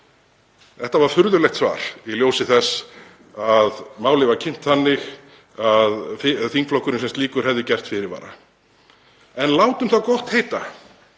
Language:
Icelandic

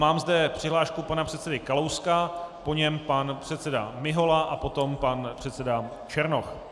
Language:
Czech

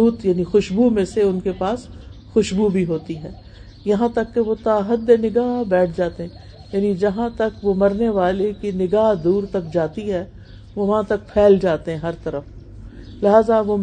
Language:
Urdu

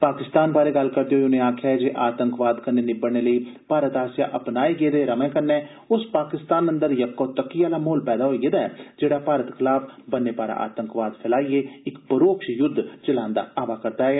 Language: Dogri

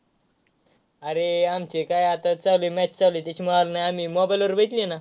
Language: Marathi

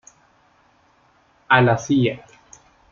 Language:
Spanish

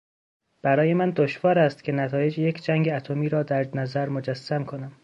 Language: Persian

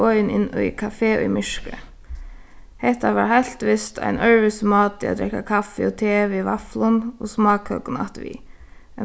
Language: Faroese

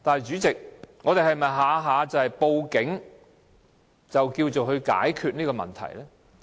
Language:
Cantonese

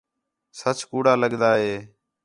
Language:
Khetrani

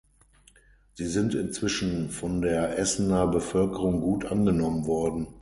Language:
German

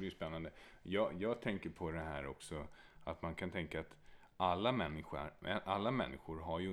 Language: Swedish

